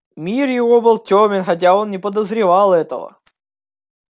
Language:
Russian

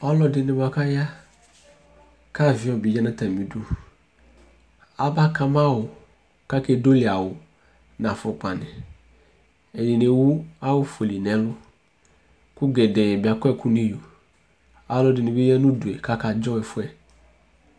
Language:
Ikposo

